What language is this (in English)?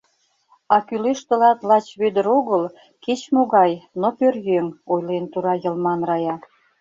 Mari